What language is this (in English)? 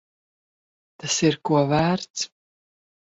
Latvian